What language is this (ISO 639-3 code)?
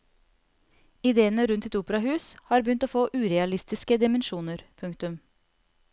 nor